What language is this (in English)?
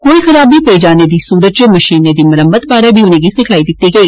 Dogri